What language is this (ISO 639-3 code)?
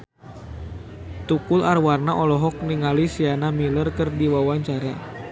sun